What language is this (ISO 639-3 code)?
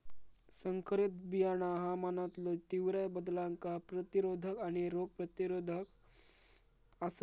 mar